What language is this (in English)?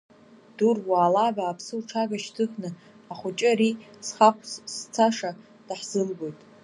Abkhazian